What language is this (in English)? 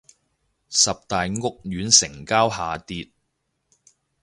Cantonese